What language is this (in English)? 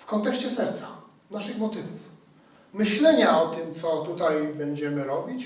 Polish